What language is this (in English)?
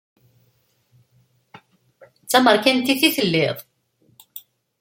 Kabyle